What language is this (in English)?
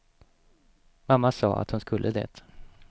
Swedish